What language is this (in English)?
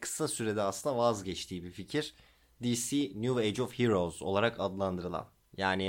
Turkish